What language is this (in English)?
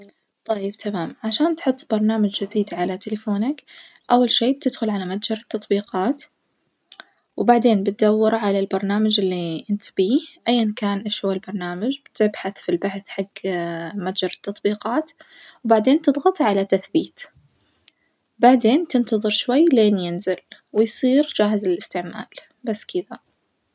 Najdi Arabic